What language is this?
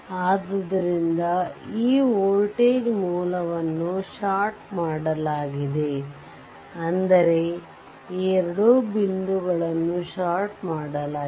Kannada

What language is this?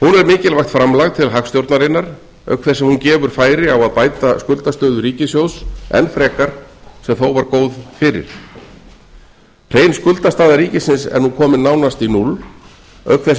Icelandic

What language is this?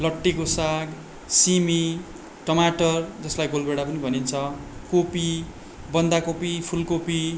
Nepali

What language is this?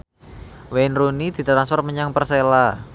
Javanese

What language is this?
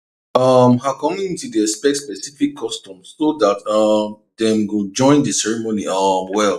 Nigerian Pidgin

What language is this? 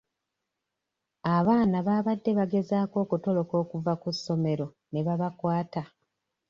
Ganda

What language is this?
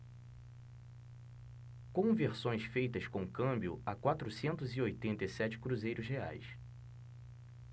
Portuguese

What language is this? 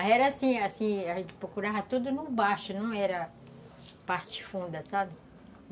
Portuguese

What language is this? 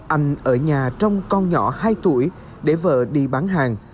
Vietnamese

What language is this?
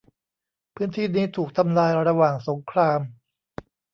Thai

